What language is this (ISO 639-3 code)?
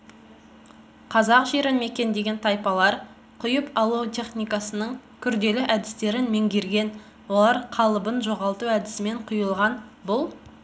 kaz